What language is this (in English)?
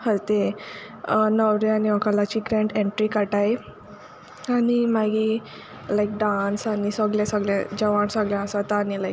Konkani